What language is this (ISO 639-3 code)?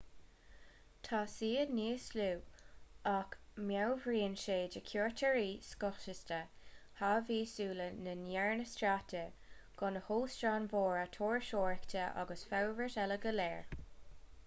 gle